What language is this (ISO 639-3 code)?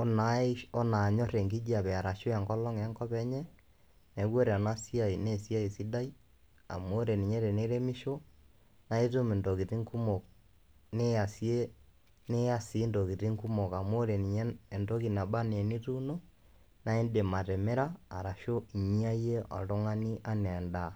mas